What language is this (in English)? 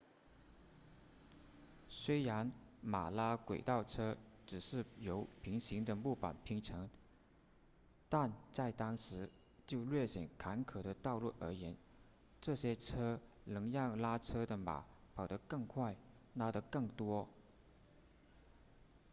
Chinese